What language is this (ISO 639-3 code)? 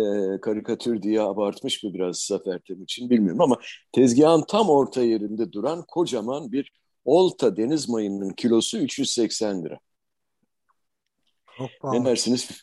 tur